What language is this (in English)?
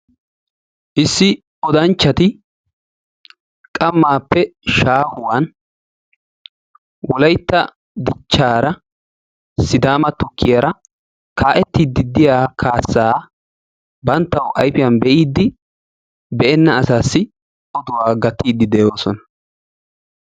Wolaytta